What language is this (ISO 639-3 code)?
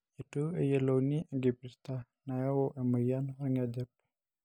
mas